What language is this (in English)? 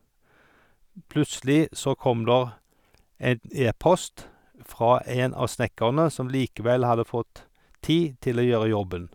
Norwegian